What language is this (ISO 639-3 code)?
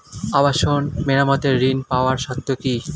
ben